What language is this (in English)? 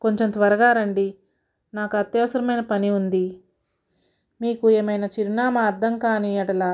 Telugu